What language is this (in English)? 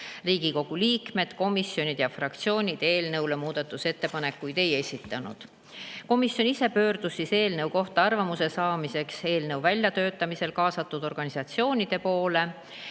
Estonian